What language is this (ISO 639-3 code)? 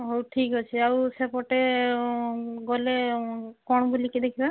ori